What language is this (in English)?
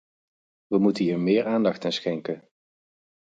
Dutch